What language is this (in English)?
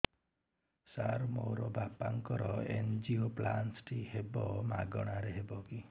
Odia